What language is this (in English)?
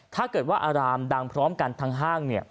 Thai